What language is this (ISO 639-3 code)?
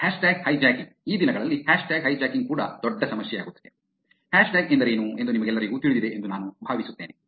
kan